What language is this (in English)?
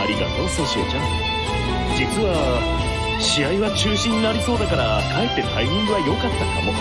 Japanese